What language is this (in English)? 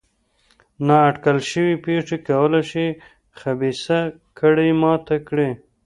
Pashto